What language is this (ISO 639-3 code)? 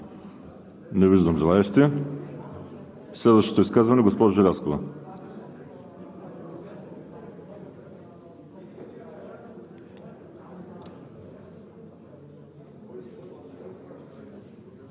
bul